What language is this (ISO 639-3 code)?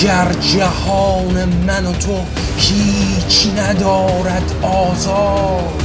fas